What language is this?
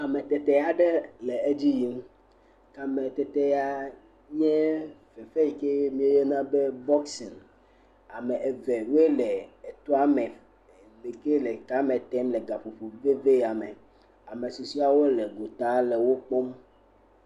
Ewe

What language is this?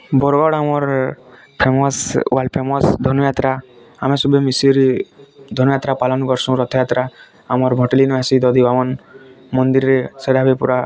Odia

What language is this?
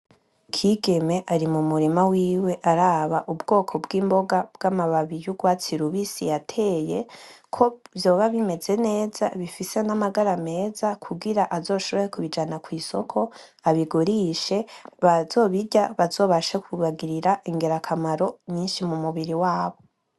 Rundi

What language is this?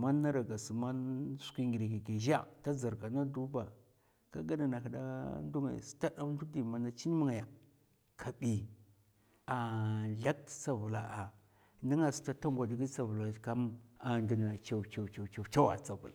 Mafa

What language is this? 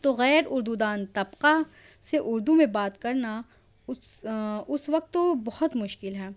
Urdu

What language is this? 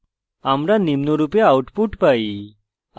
Bangla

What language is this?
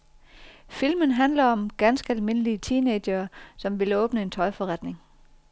Danish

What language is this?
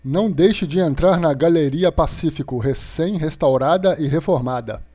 Portuguese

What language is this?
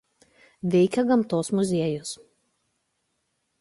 Lithuanian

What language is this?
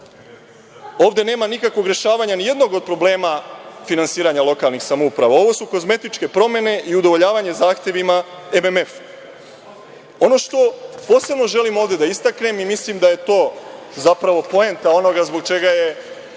Serbian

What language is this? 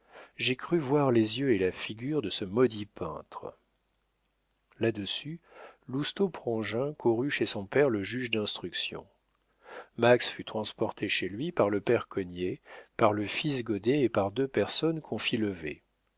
French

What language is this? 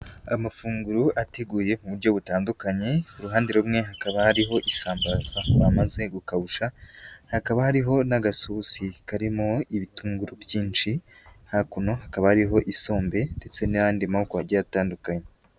Kinyarwanda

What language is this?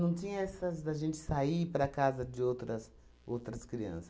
Portuguese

